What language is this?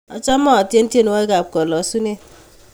Kalenjin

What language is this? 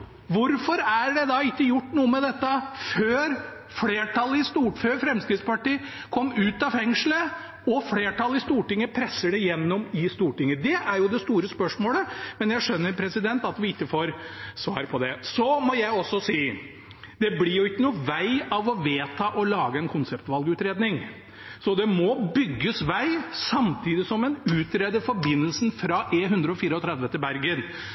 Norwegian Bokmål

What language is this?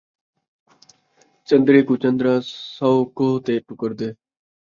Saraiki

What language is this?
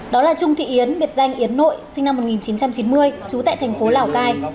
Vietnamese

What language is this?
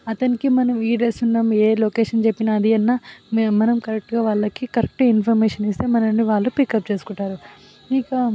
Telugu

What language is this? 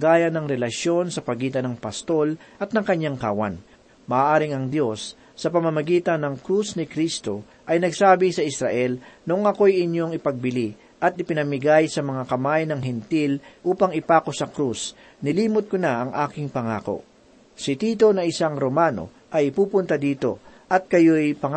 Filipino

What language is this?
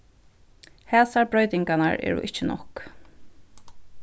Faroese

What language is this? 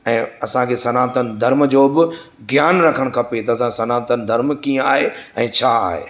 Sindhi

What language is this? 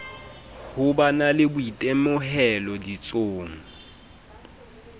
Southern Sotho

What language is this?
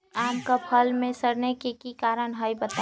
Magahi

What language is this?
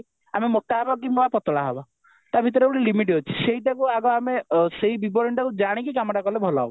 Odia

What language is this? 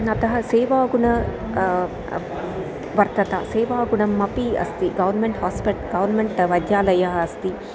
Sanskrit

